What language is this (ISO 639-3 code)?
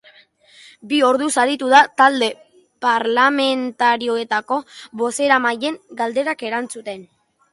eus